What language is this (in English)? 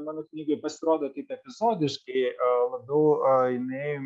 Lithuanian